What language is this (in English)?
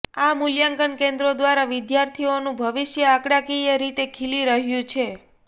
Gujarati